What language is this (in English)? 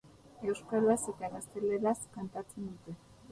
Basque